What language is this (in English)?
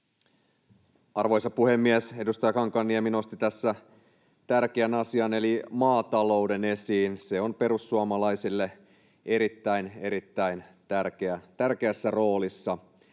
Finnish